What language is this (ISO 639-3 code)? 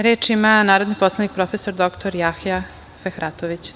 srp